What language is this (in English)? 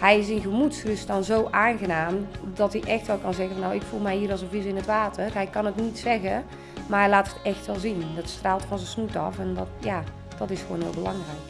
Dutch